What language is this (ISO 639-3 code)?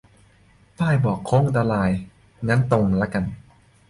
tha